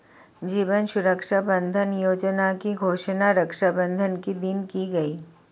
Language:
Hindi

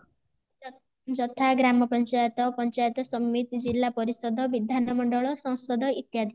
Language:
Odia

